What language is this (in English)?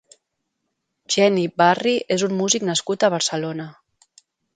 Catalan